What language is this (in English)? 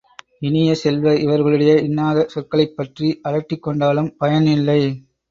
Tamil